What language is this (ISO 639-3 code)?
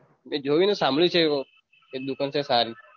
guj